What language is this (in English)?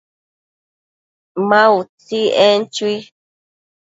Matsés